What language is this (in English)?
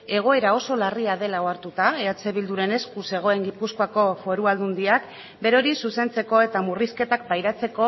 Basque